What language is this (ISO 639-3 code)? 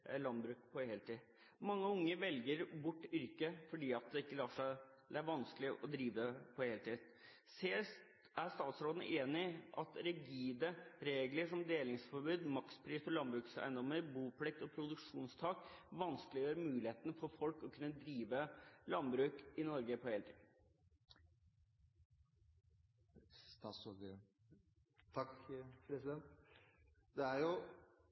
nob